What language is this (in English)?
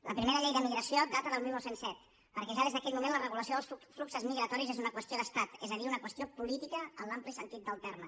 Catalan